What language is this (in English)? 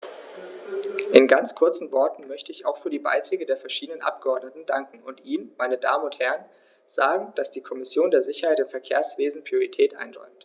German